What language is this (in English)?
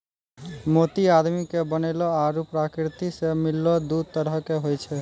Maithili